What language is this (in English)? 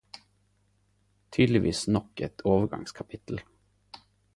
Norwegian Nynorsk